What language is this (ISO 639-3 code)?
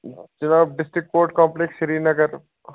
kas